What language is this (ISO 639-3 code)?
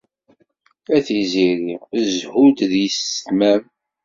kab